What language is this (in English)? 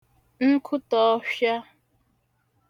Igbo